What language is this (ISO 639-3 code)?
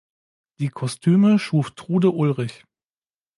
deu